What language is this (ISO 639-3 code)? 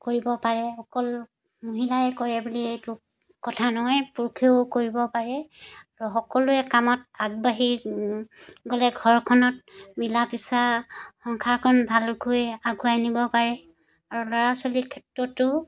asm